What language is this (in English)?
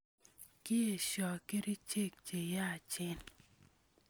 Kalenjin